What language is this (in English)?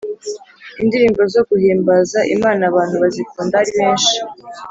Kinyarwanda